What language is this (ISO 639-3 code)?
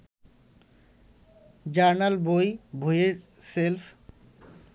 ben